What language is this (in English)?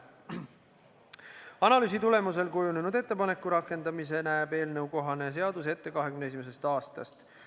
Estonian